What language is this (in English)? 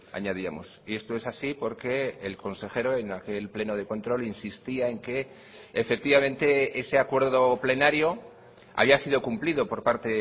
Spanish